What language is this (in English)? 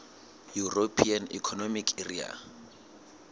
Southern Sotho